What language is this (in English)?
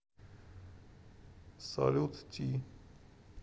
Russian